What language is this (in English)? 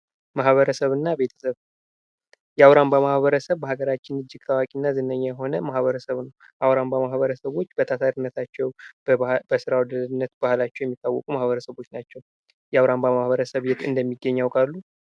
Amharic